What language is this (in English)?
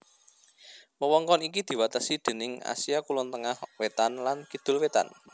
Javanese